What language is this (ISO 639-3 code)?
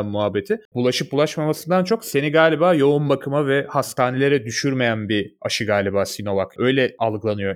tur